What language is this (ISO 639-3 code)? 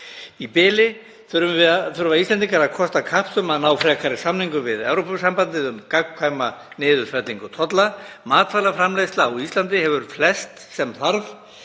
isl